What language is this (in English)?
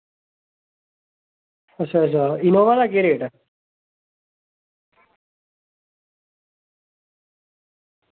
Dogri